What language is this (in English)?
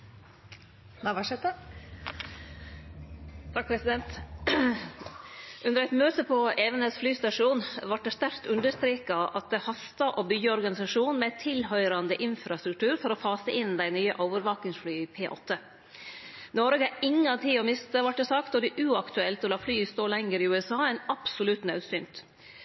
Norwegian Nynorsk